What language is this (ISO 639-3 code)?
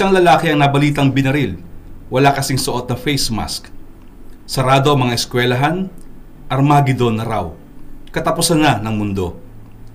fil